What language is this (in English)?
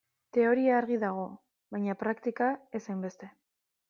Basque